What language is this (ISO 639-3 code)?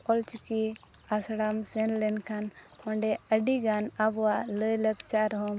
sat